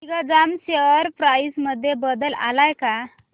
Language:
Marathi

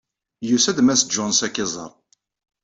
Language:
Kabyle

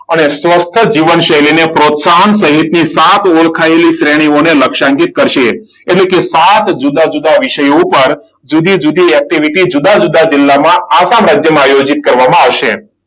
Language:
Gujarati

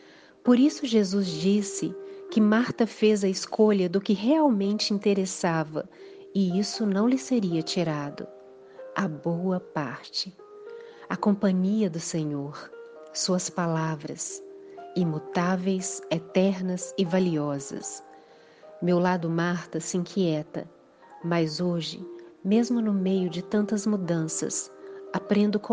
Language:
Portuguese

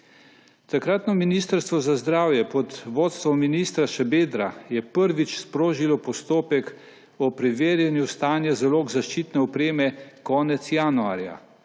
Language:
Slovenian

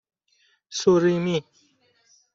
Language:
Persian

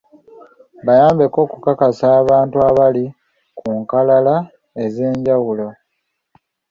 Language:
Ganda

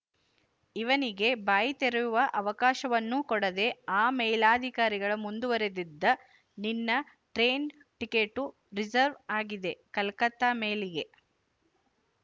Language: Kannada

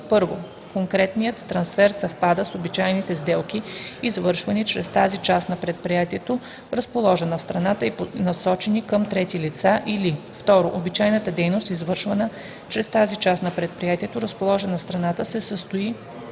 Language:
Bulgarian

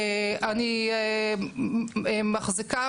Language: Hebrew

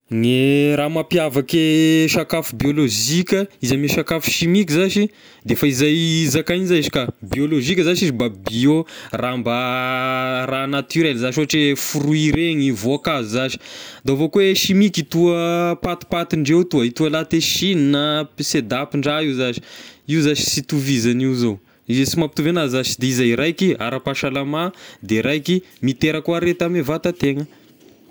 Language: Tesaka Malagasy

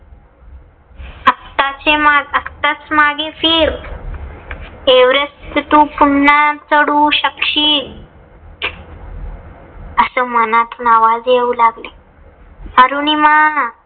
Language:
Marathi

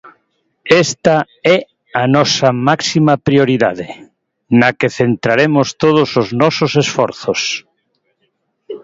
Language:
Galician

